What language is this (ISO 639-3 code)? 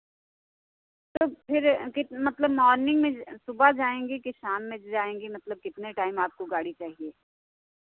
hin